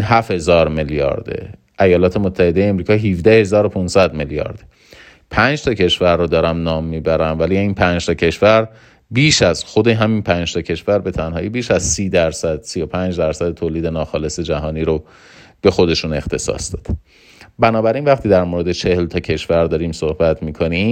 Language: Persian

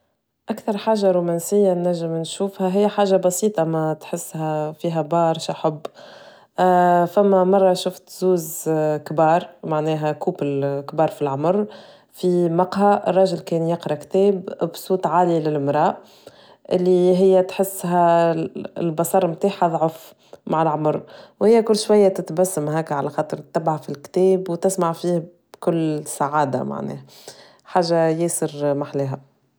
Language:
Tunisian Arabic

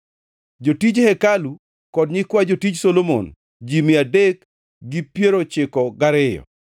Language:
Luo (Kenya and Tanzania)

